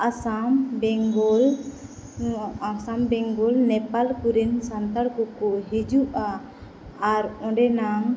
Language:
Santali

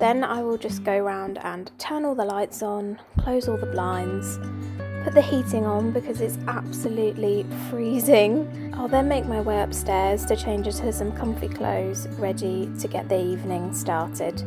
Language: English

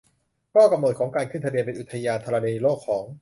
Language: Thai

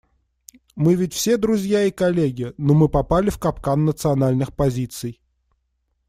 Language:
Russian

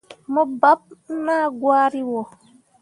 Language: Mundang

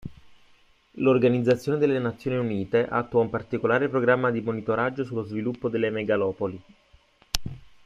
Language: Italian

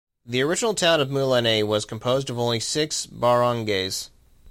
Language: English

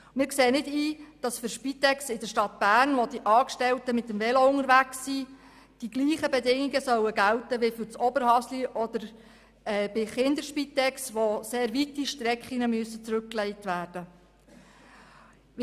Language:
Swiss German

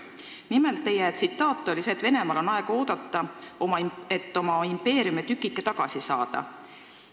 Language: Estonian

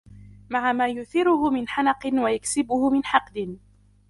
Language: Arabic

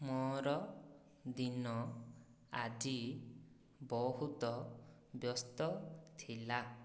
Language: Odia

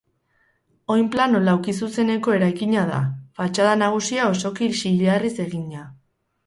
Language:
Basque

